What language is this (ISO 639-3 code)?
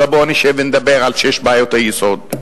heb